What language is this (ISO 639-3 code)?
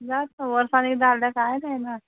kok